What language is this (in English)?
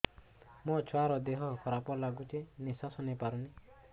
Odia